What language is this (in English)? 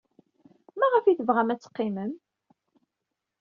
Kabyle